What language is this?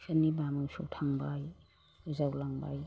Bodo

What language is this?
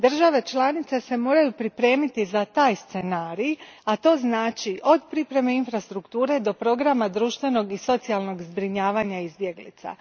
Croatian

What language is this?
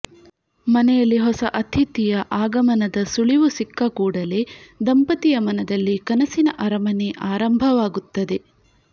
Kannada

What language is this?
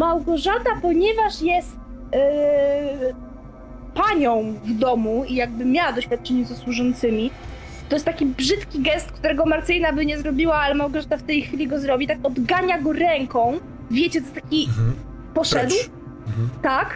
Polish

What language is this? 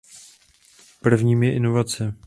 Czech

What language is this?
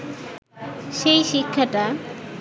Bangla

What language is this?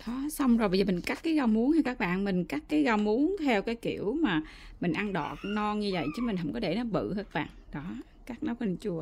Vietnamese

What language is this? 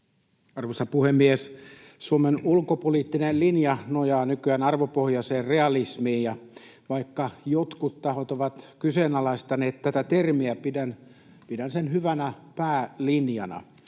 Finnish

